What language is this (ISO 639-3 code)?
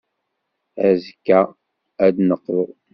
kab